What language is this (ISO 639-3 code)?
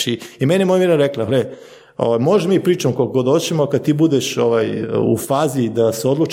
hrv